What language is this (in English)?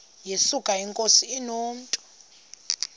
Xhosa